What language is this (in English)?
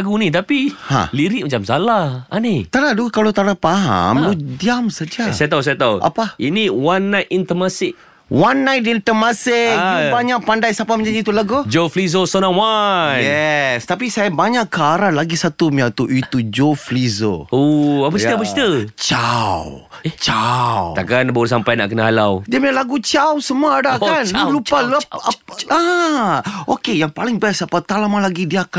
Malay